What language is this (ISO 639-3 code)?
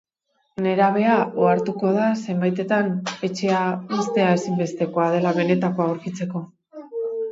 eus